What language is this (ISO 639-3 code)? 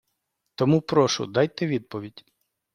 ukr